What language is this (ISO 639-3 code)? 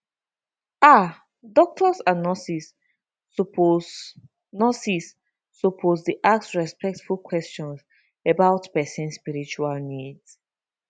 pcm